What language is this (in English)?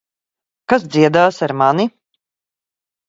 Latvian